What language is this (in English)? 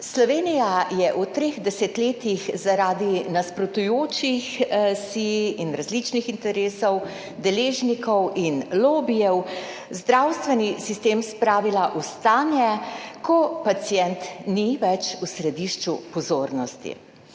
Slovenian